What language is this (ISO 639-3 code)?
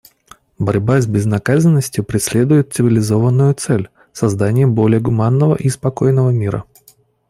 rus